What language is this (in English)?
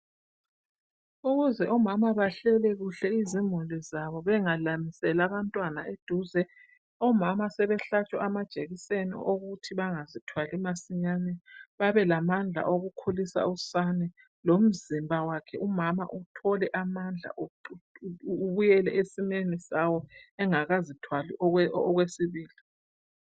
North Ndebele